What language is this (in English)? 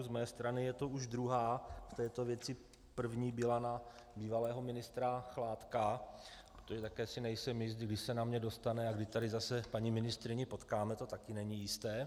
Czech